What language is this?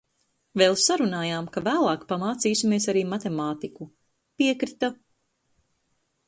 Latvian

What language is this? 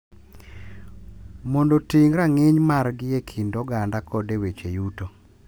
Luo (Kenya and Tanzania)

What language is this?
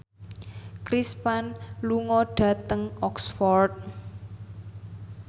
Javanese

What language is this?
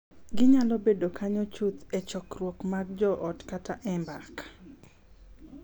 Luo (Kenya and Tanzania)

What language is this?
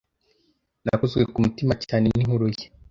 Kinyarwanda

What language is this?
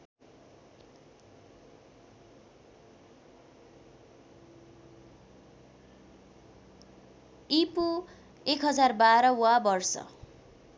Nepali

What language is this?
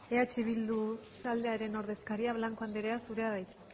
Basque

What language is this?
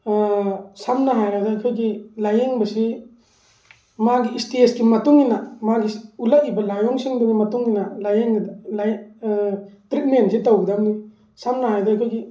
Manipuri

